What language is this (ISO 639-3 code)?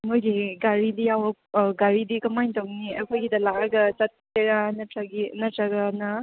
mni